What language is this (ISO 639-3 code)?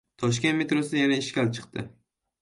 uzb